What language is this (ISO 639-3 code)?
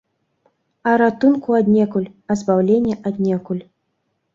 bel